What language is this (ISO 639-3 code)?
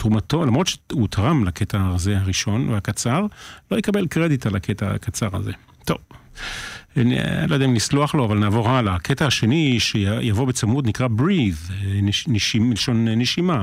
heb